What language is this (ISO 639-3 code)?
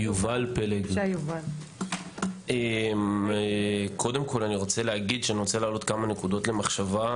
heb